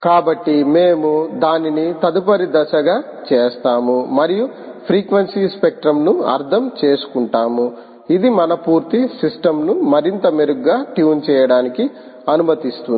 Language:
Telugu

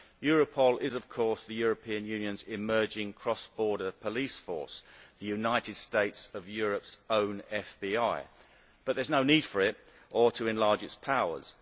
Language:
English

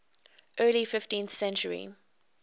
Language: English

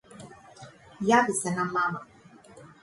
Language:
Macedonian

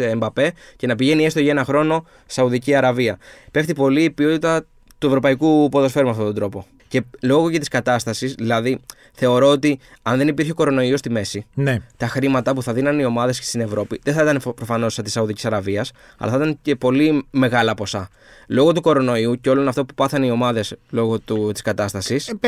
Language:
Greek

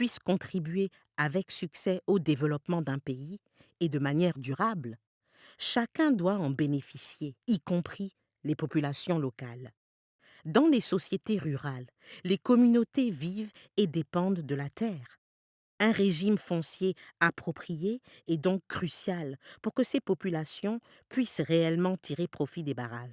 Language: French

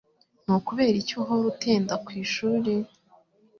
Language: Kinyarwanda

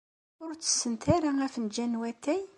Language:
Kabyle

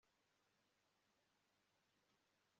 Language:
Kinyarwanda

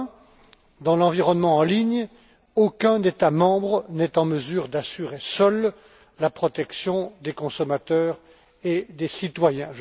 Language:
French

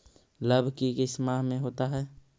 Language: Magahi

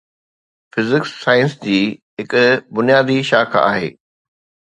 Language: Sindhi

